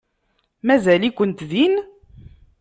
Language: Kabyle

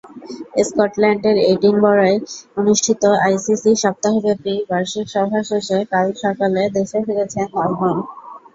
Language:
Bangla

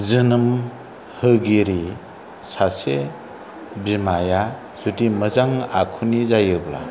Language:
Bodo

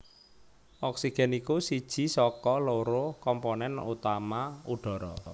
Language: Javanese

